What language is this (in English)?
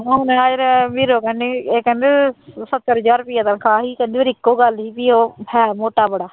Punjabi